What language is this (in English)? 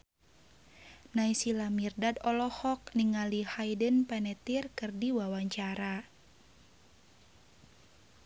Sundanese